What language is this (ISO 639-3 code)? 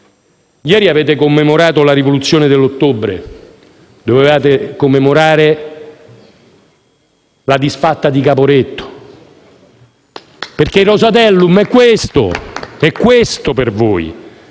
ita